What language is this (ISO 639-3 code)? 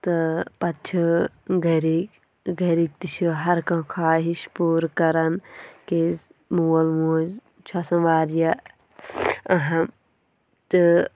kas